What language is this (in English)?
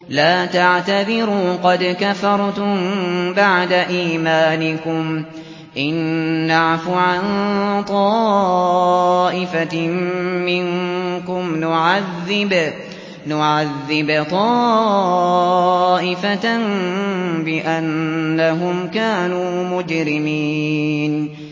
Arabic